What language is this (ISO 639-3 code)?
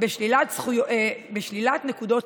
heb